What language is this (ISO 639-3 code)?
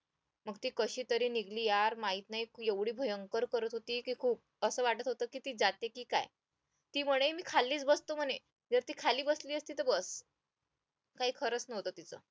mar